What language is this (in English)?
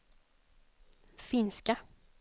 Swedish